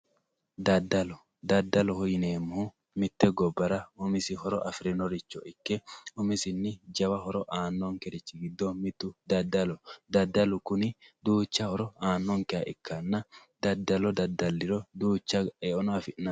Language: Sidamo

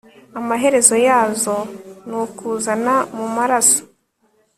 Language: Kinyarwanda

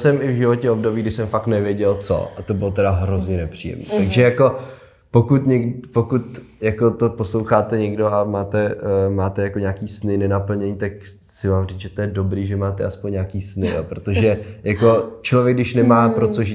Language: Czech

